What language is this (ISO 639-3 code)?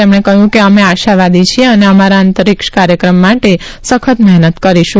guj